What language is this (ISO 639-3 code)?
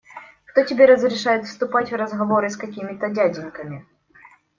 rus